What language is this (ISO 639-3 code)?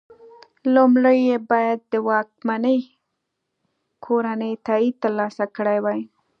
pus